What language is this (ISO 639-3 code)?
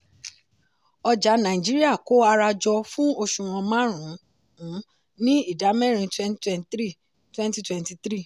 yor